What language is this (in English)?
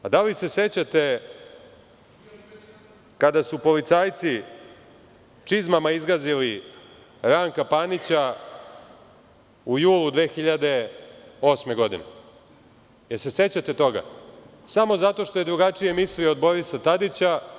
Serbian